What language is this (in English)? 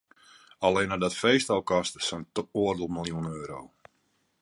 Western Frisian